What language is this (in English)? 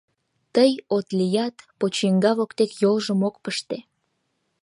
Mari